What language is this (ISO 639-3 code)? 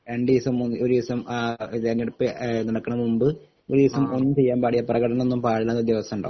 mal